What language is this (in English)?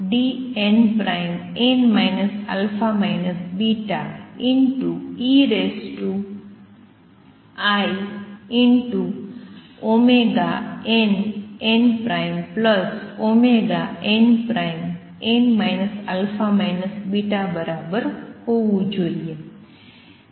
Gujarati